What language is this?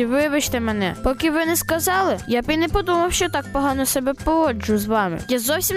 Ukrainian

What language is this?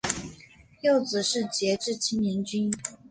Chinese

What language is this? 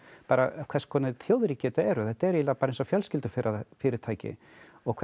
Icelandic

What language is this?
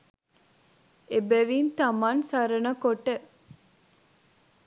Sinhala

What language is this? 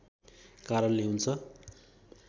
Nepali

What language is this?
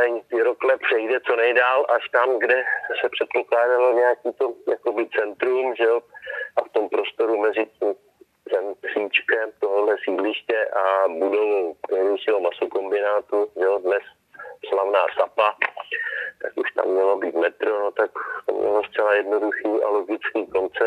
Czech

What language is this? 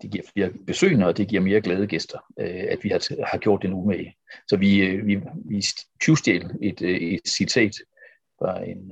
Danish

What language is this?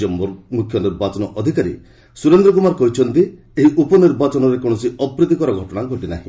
Odia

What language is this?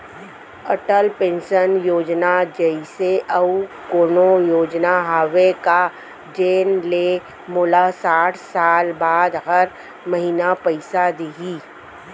Chhattisgarhi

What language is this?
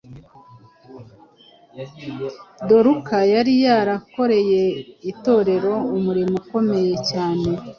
Kinyarwanda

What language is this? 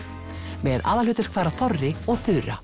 Icelandic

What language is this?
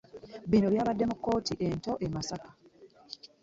Ganda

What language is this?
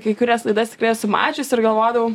Lithuanian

